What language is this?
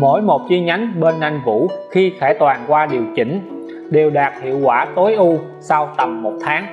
Vietnamese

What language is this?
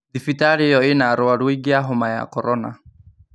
Kikuyu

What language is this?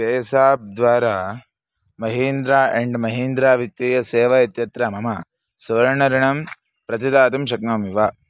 Sanskrit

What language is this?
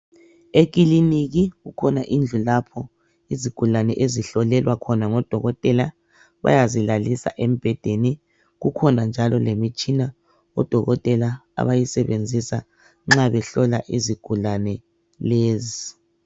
North Ndebele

